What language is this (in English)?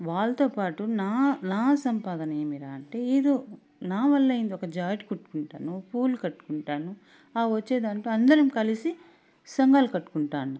Telugu